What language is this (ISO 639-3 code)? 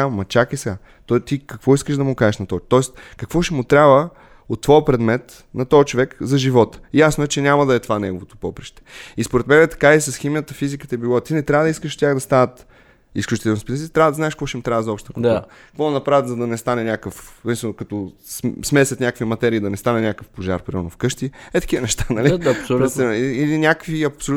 bul